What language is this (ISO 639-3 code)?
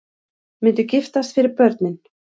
isl